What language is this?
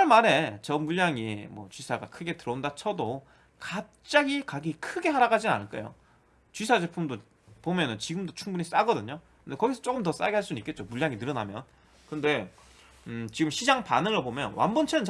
Korean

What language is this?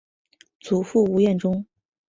Chinese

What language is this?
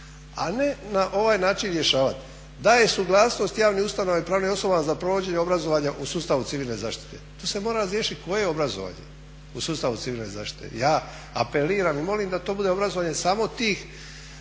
Croatian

